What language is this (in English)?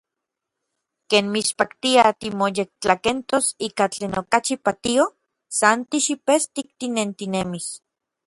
Orizaba Nahuatl